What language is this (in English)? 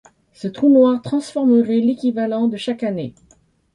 French